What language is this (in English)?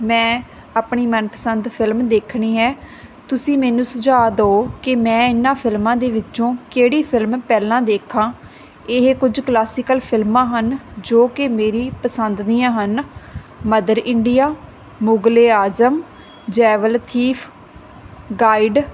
Punjabi